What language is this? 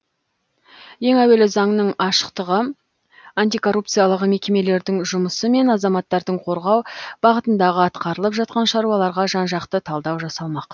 Kazakh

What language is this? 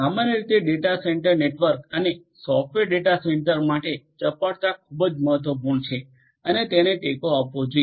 Gujarati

